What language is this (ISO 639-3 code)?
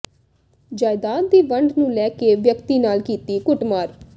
pan